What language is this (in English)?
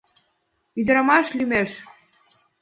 Mari